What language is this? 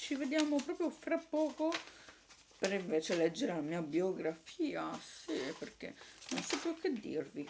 Italian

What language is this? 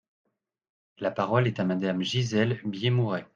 French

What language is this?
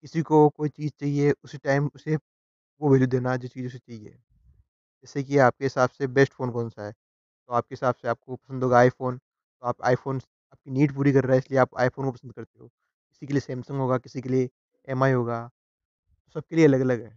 Hindi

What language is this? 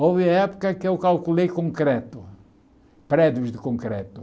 Portuguese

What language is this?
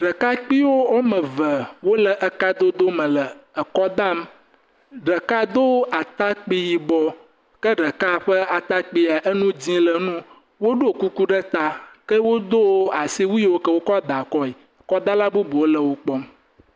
Ewe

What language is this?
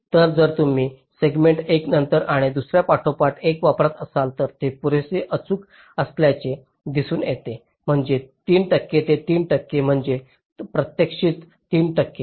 Marathi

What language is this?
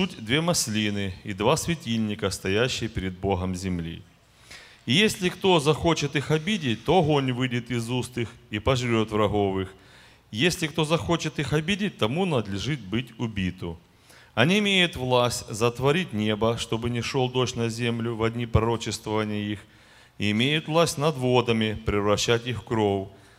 Russian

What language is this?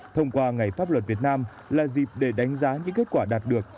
Vietnamese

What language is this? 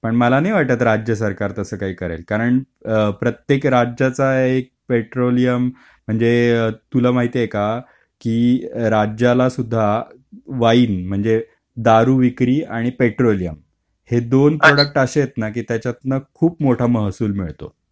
Marathi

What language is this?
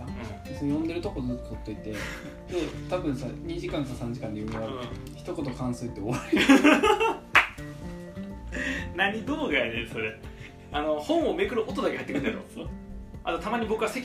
Japanese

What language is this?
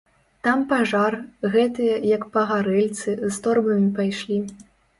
Belarusian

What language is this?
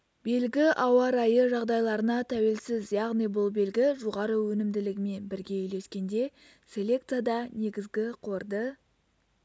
Kazakh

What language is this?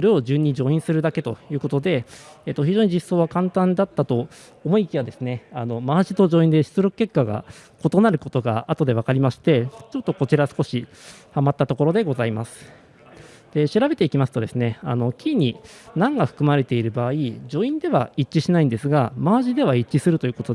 Japanese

